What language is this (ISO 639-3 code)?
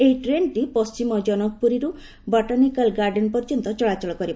ori